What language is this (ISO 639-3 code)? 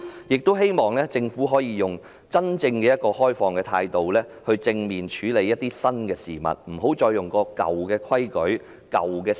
yue